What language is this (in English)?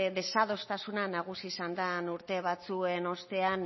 Basque